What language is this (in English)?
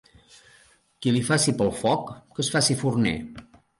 Catalan